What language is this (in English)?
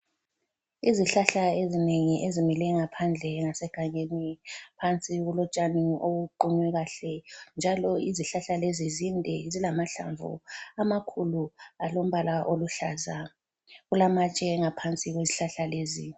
North Ndebele